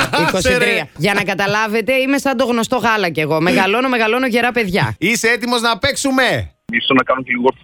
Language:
Greek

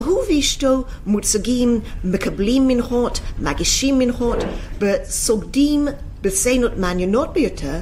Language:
Hebrew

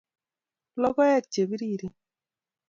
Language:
Kalenjin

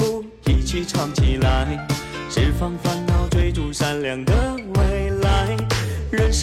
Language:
Chinese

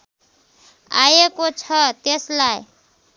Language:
Nepali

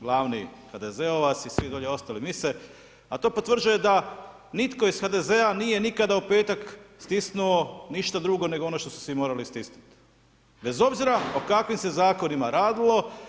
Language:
Croatian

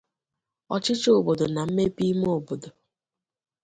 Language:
Igbo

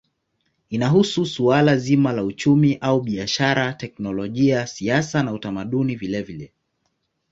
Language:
Swahili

